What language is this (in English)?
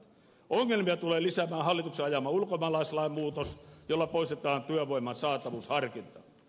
Finnish